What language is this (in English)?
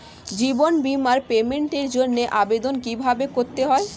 Bangla